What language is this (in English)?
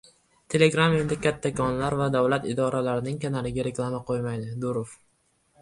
Uzbek